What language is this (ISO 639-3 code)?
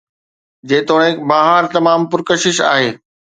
snd